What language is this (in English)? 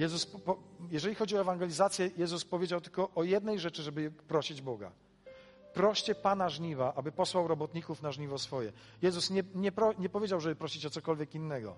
Polish